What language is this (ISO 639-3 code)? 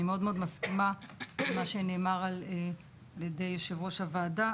heb